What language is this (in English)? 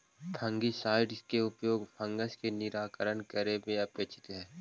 Magahi